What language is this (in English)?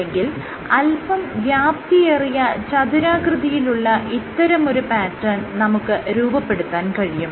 Malayalam